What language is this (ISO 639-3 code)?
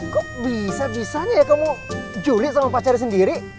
ind